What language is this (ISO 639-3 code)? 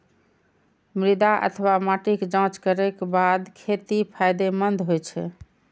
mai